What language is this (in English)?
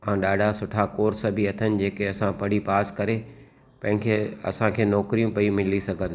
Sindhi